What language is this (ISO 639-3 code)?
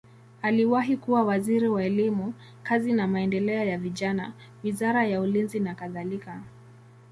swa